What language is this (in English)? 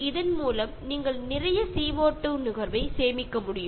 Malayalam